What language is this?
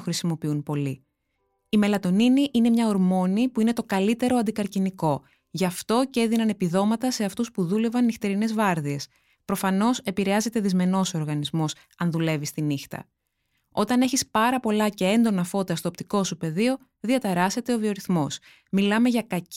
Greek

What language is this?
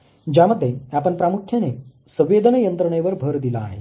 Marathi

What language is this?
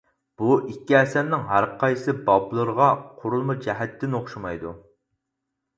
Uyghur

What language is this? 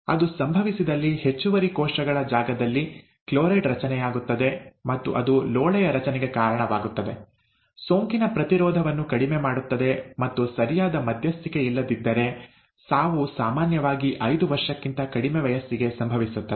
Kannada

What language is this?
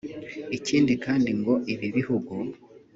Kinyarwanda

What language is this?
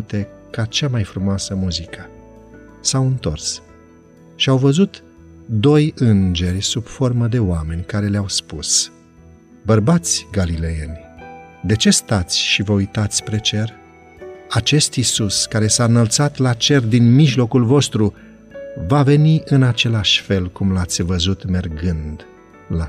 Romanian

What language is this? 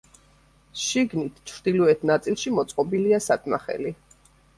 Georgian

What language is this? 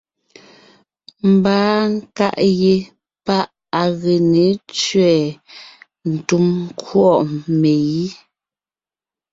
Ngiemboon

